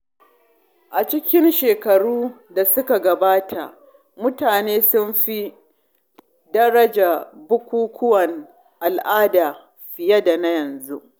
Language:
Hausa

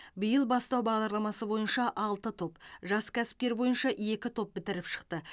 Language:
Kazakh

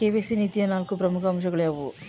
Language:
Kannada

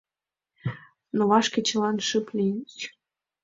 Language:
Mari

